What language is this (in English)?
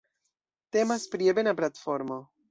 Esperanto